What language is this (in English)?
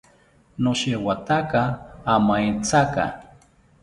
South Ucayali Ashéninka